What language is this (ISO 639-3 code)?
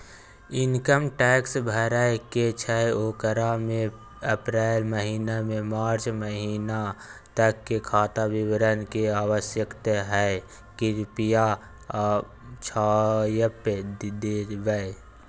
mai